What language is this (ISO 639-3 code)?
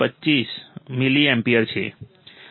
guj